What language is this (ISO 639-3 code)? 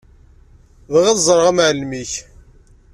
kab